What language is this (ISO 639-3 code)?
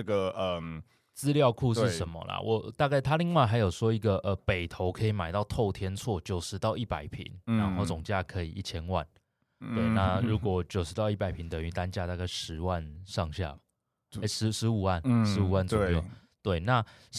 zho